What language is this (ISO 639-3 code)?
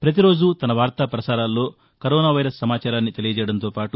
tel